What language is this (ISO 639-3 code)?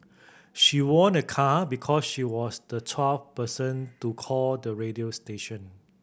eng